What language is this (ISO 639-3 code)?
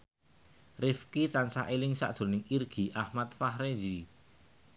jav